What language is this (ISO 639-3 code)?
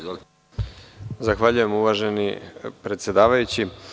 srp